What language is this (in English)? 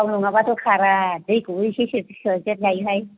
Bodo